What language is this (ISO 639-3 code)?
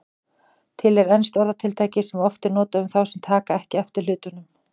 isl